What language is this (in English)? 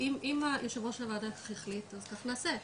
Hebrew